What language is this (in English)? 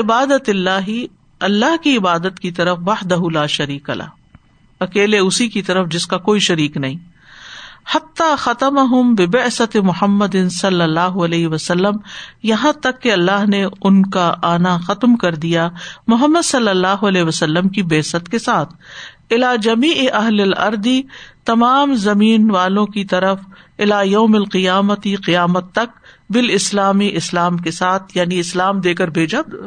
Urdu